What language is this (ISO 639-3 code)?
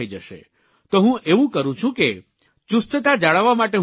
guj